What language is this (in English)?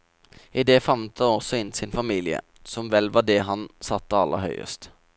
Norwegian